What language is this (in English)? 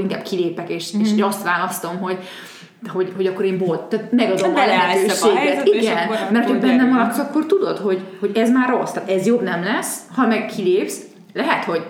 Hungarian